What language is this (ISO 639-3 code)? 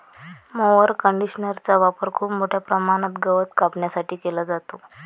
mar